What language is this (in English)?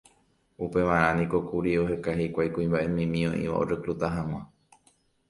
Guarani